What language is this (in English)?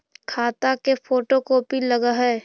Magahi